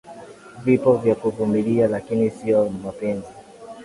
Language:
Swahili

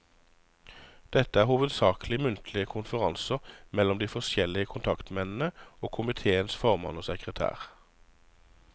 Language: Norwegian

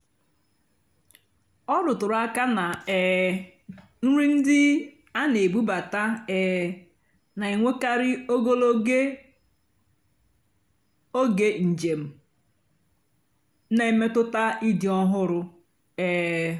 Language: Igbo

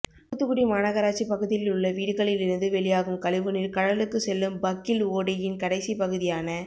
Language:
Tamil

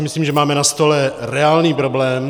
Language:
Czech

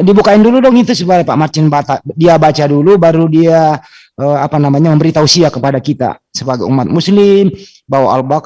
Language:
Indonesian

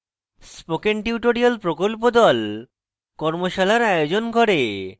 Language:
Bangla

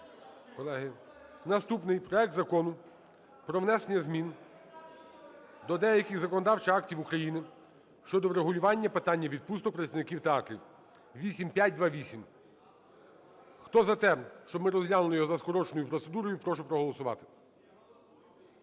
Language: Ukrainian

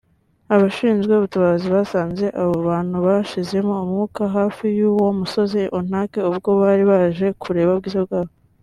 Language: Kinyarwanda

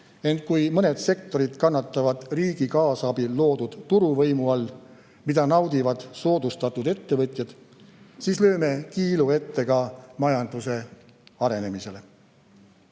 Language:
Estonian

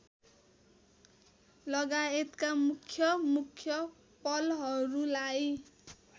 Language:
Nepali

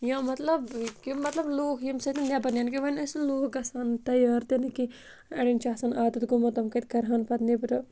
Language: Kashmiri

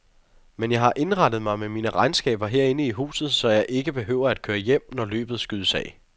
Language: Danish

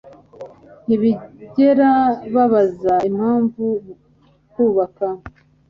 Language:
Kinyarwanda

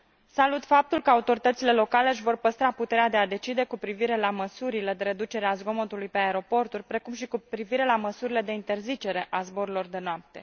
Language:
Romanian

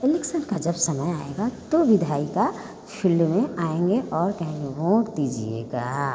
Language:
Hindi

